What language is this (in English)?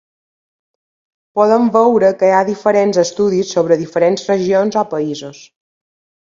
Catalan